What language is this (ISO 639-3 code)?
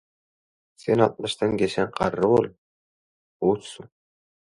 tuk